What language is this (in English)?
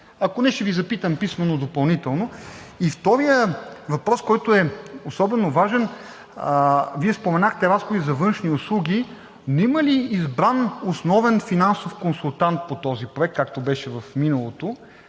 Bulgarian